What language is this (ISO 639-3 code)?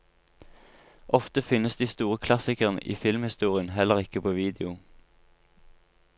nor